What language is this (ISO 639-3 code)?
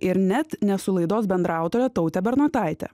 lit